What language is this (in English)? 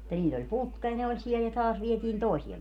Finnish